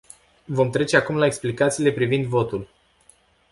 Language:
Romanian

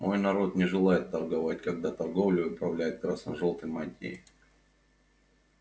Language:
Russian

